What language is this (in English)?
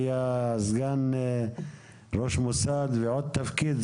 Hebrew